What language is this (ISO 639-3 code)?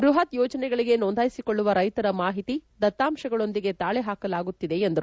kan